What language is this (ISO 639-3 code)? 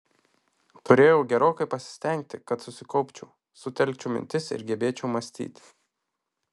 lit